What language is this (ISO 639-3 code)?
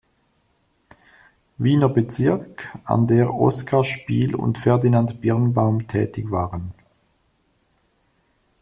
deu